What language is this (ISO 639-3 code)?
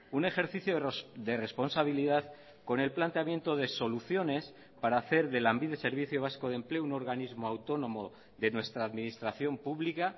spa